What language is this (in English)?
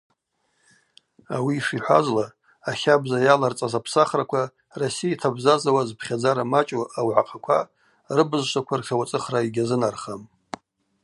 Abaza